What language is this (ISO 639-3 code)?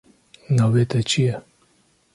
kur